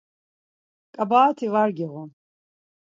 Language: Laz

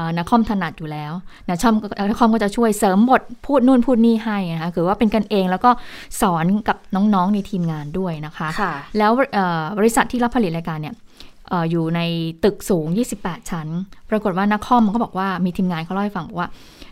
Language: Thai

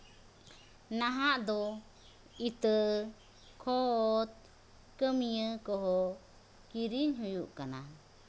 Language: Santali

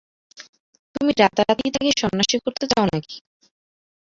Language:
Bangla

